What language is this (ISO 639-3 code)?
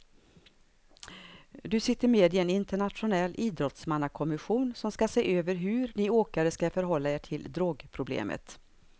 swe